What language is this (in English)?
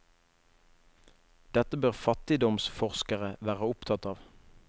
Norwegian